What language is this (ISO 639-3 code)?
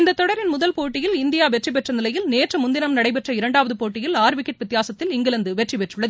tam